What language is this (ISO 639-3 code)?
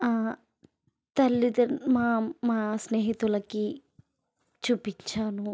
tel